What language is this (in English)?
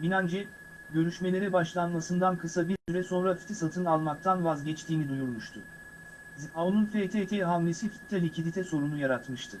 Turkish